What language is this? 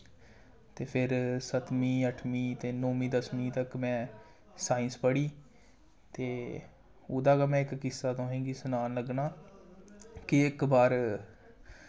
Dogri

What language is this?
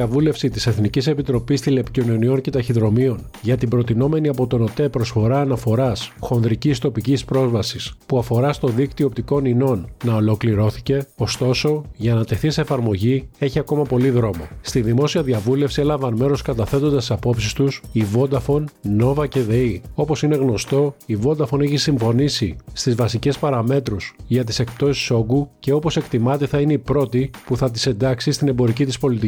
Greek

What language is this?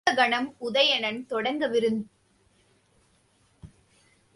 Tamil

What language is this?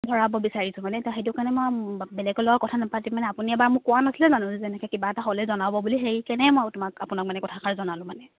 Assamese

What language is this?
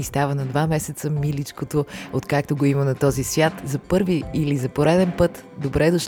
Bulgarian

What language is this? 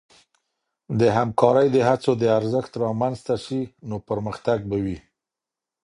Pashto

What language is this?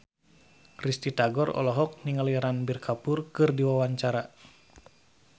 Sundanese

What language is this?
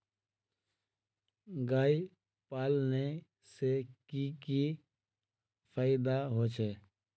Magahi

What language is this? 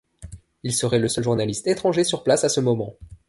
French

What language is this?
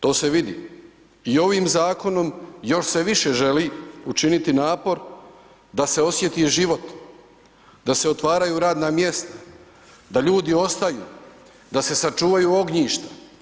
Croatian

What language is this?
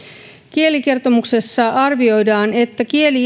Finnish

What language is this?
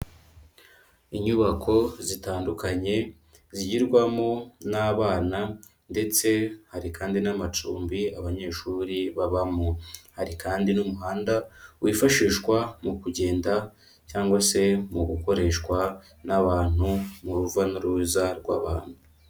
Kinyarwanda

